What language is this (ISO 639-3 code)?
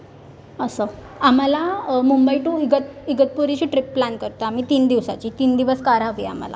mar